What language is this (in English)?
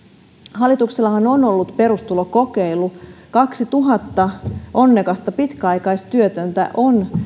Finnish